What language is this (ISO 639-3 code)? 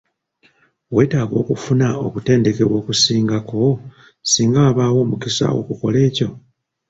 lug